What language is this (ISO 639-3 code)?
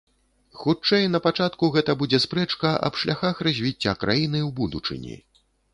bel